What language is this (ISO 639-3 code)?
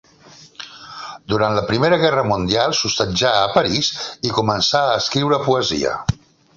cat